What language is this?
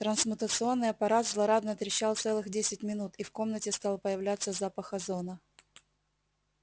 Russian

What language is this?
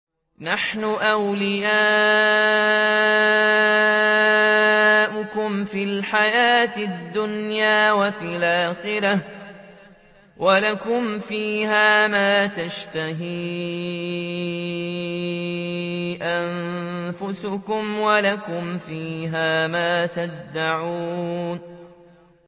Arabic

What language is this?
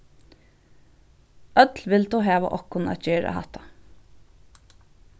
Faroese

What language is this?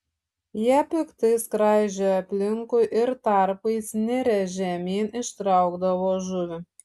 Lithuanian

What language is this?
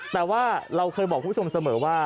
Thai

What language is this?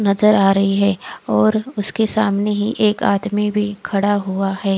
Hindi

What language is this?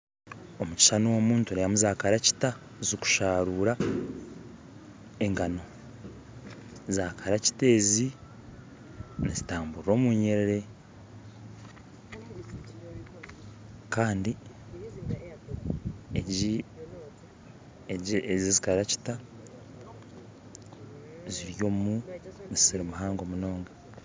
Nyankole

